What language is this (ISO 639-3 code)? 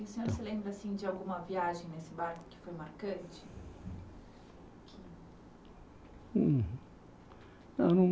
por